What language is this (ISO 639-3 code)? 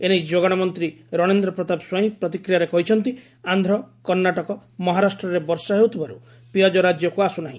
ori